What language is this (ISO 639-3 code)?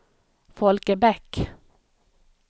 swe